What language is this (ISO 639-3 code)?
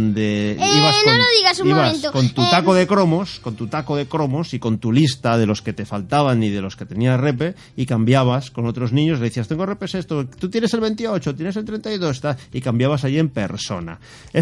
spa